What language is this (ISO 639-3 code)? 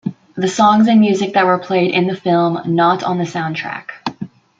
eng